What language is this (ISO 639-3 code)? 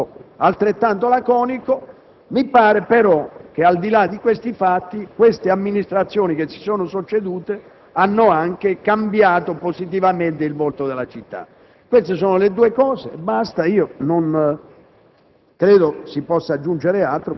ita